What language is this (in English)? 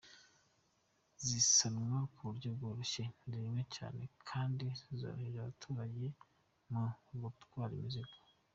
Kinyarwanda